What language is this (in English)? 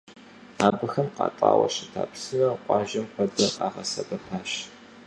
Kabardian